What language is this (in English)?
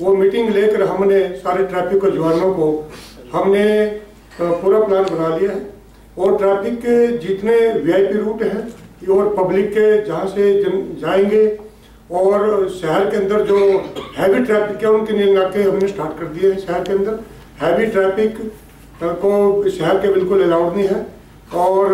Hindi